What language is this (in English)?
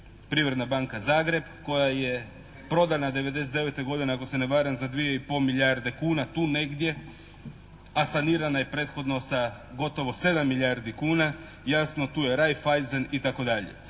Croatian